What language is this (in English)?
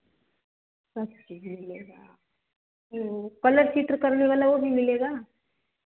Hindi